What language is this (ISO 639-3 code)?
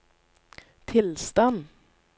nor